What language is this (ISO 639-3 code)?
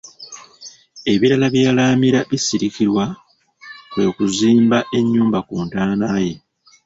lug